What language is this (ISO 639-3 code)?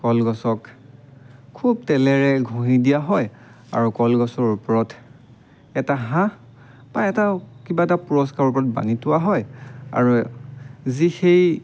asm